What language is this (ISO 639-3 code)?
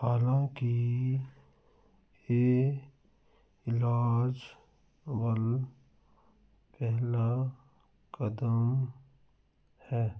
pan